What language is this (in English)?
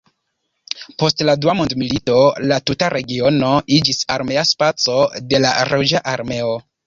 Esperanto